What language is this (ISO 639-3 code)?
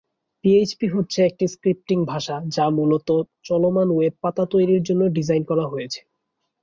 ben